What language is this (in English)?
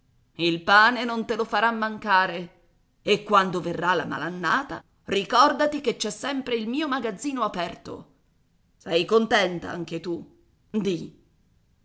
Italian